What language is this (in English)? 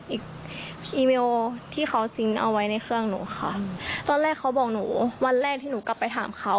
Thai